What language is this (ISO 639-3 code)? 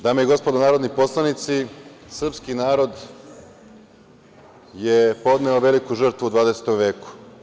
srp